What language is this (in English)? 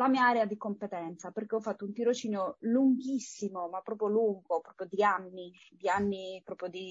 Italian